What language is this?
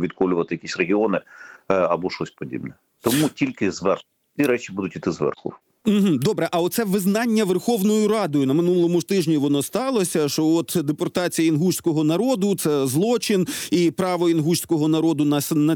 Ukrainian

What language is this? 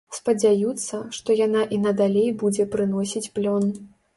Belarusian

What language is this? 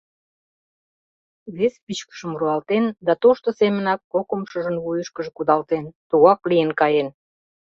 Mari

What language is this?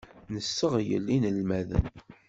Kabyle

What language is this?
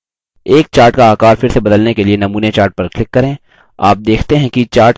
Hindi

